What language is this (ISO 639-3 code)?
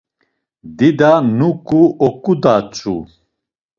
lzz